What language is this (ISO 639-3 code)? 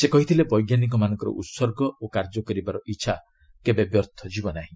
ori